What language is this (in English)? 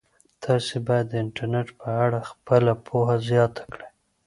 Pashto